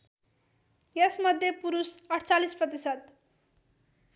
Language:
Nepali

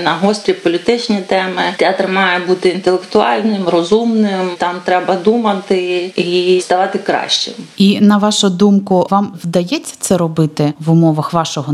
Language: Ukrainian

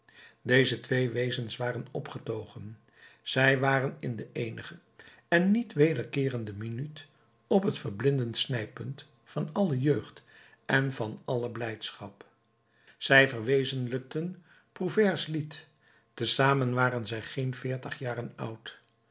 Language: Dutch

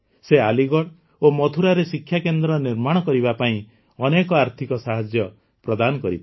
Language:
Odia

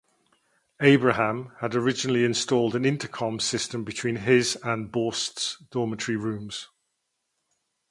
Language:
English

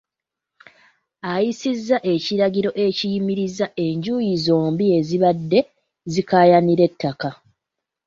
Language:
Ganda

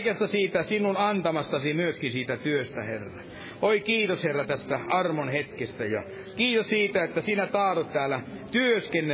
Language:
Finnish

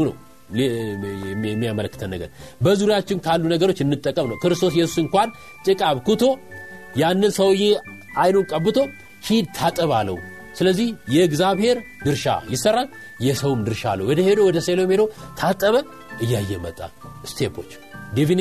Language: Amharic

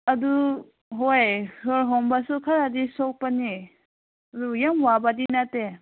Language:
Manipuri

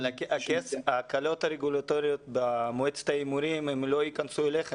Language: Hebrew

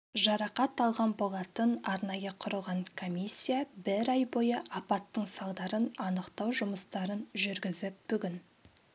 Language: Kazakh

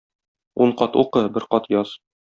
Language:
Tatar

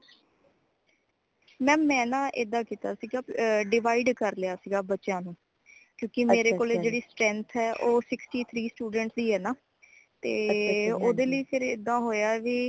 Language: Punjabi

